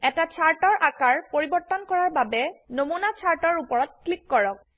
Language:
Assamese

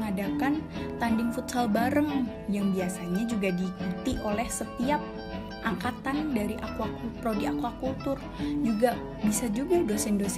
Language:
Indonesian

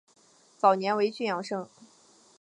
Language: Chinese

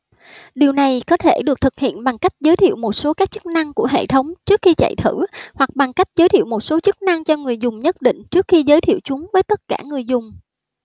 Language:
Vietnamese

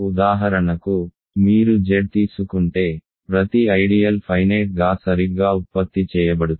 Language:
Telugu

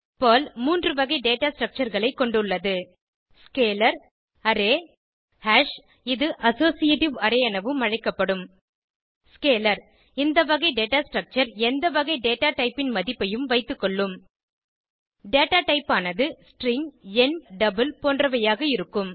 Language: Tamil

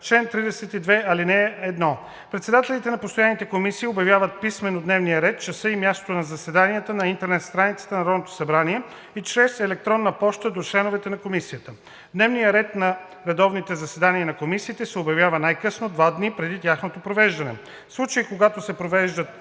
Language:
Bulgarian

